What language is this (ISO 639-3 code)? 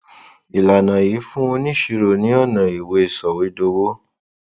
yor